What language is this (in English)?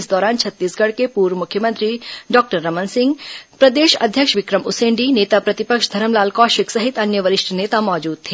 Hindi